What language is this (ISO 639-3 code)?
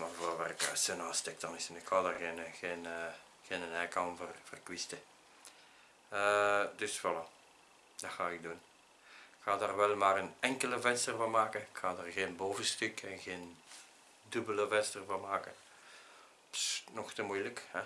nld